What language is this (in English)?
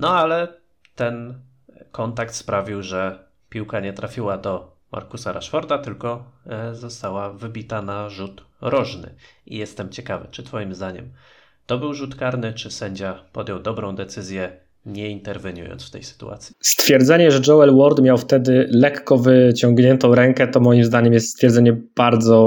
Polish